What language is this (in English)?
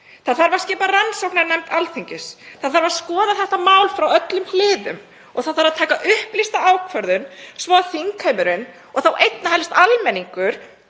Icelandic